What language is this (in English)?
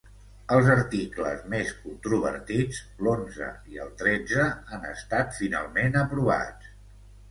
Catalan